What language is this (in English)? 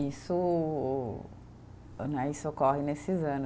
Portuguese